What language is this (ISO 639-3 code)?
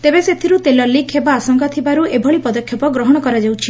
ori